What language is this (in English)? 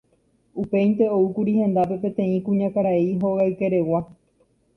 Guarani